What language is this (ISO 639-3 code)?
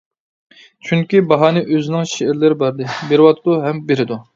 uig